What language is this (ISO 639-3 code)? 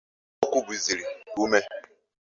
ibo